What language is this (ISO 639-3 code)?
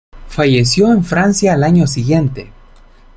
spa